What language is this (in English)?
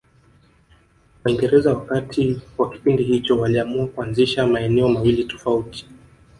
Swahili